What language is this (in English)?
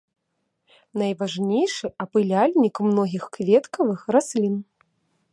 Belarusian